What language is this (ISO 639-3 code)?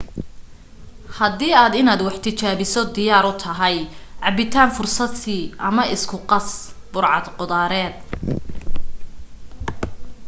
som